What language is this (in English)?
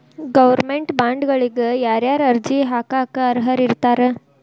Kannada